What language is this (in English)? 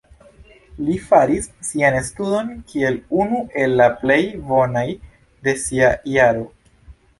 Esperanto